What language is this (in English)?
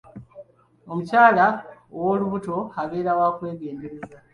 Ganda